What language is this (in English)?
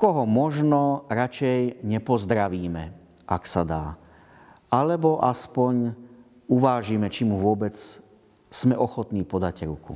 Slovak